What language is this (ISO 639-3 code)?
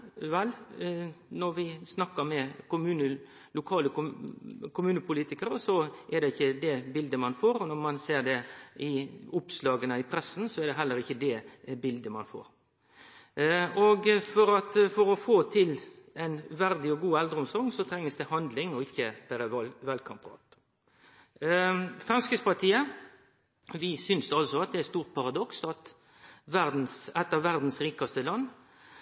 nno